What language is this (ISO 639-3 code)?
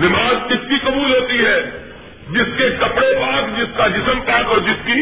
urd